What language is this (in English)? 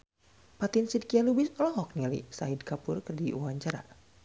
Sundanese